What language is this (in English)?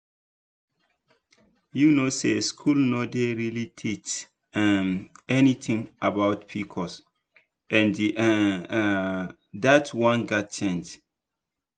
Nigerian Pidgin